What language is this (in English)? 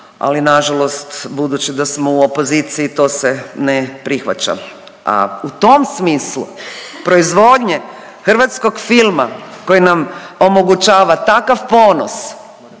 Croatian